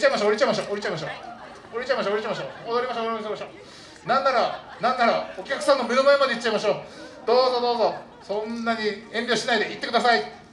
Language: Japanese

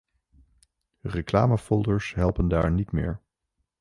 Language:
Dutch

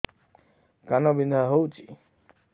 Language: Odia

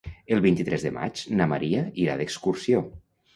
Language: Catalan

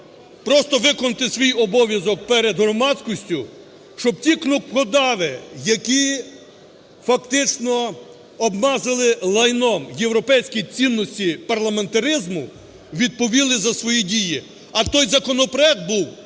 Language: Ukrainian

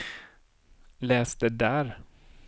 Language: Swedish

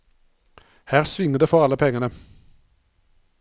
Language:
Norwegian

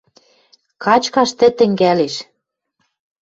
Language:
Western Mari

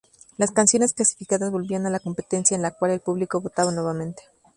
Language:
Spanish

